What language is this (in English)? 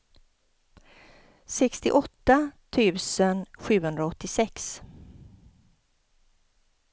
Swedish